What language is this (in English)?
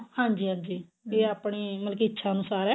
Punjabi